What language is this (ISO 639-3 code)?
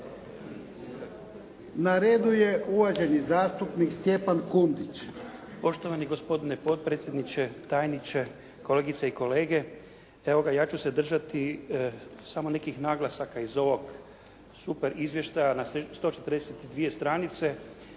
hrv